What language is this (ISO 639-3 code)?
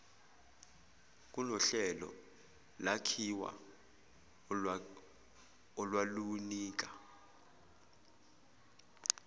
zul